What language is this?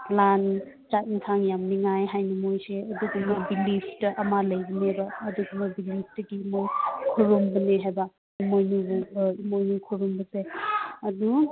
Manipuri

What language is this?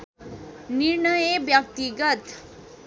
Nepali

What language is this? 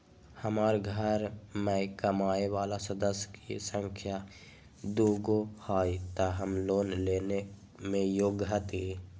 Magahi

